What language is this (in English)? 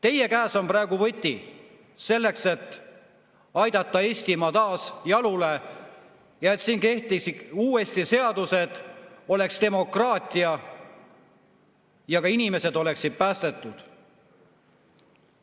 Estonian